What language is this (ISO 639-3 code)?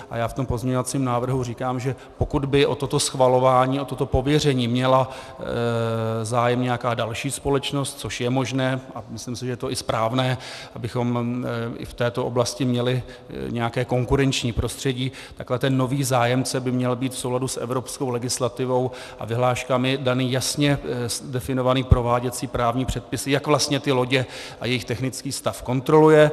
ces